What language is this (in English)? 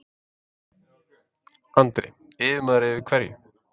Icelandic